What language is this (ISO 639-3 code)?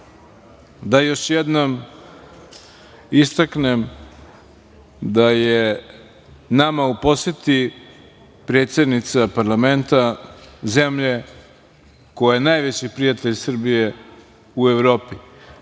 srp